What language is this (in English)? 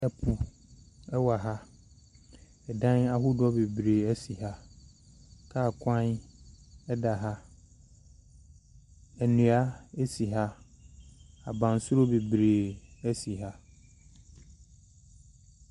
Akan